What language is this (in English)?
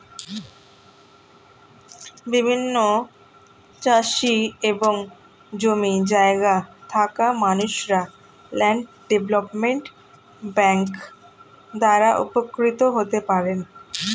Bangla